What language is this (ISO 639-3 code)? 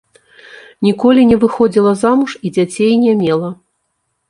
bel